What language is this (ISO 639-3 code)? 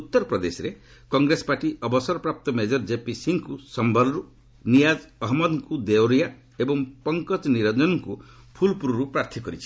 ori